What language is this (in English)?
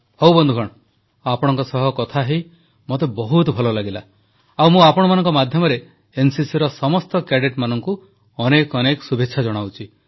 Odia